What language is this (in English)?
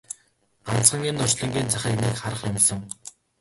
Mongolian